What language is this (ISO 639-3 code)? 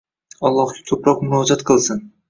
uzb